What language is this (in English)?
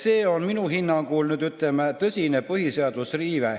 Estonian